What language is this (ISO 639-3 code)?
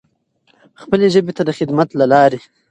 pus